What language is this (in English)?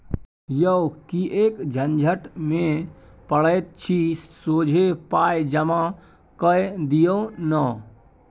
Maithili